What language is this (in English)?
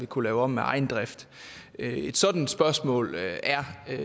Danish